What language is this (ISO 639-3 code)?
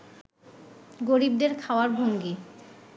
ben